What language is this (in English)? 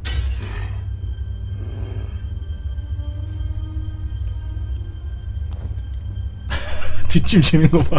Korean